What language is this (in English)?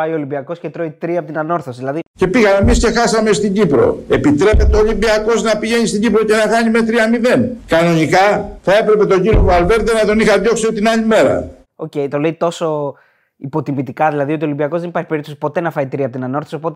Greek